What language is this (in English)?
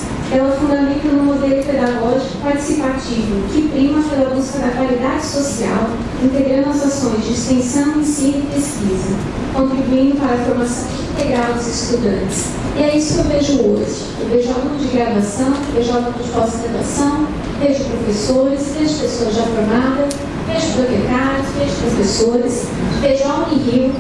Portuguese